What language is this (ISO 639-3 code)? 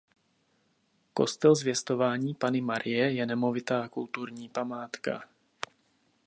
ces